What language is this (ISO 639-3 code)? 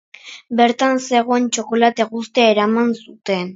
eus